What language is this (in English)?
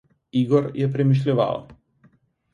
Slovenian